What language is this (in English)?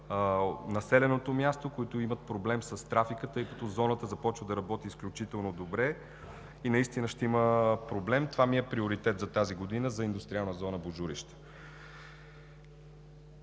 Bulgarian